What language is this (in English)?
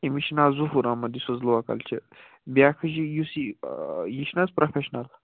Kashmiri